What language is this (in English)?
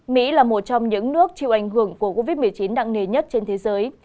Vietnamese